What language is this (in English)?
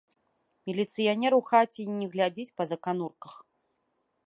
Belarusian